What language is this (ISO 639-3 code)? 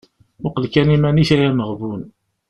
kab